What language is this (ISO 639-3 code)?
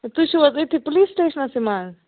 kas